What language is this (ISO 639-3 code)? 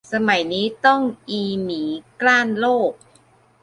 tha